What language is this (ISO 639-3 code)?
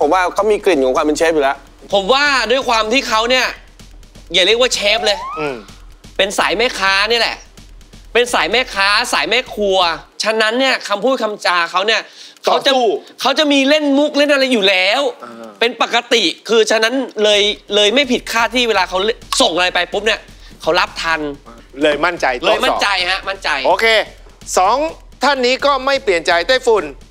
tha